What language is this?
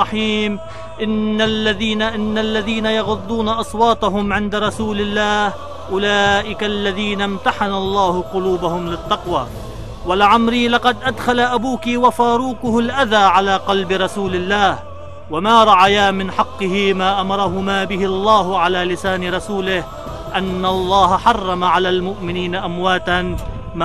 Arabic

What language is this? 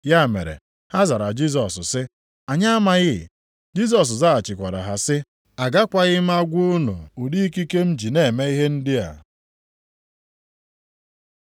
Igbo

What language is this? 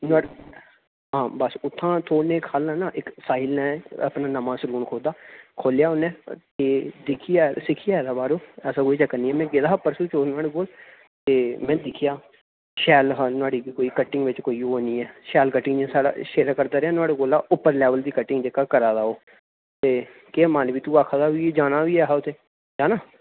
Dogri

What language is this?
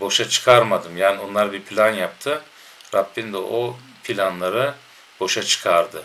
Turkish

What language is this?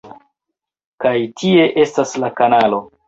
Esperanto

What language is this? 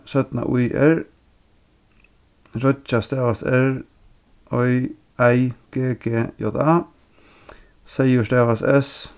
Faroese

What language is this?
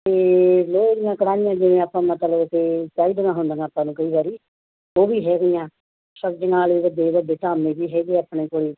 Punjabi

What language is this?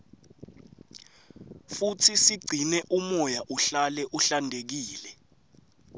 Swati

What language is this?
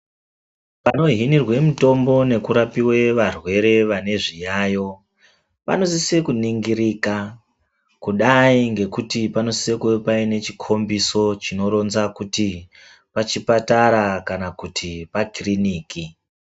Ndau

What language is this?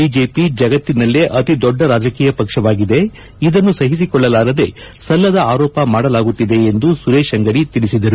Kannada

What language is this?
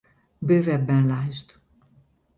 Hungarian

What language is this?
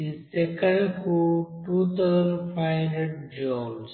Telugu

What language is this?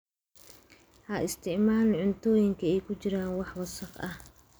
Somali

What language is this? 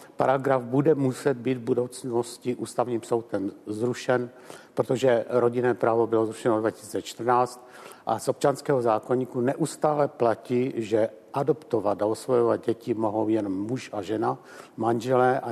Czech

